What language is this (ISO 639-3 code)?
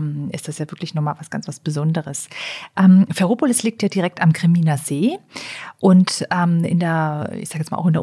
deu